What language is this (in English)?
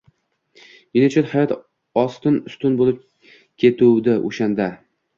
Uzbek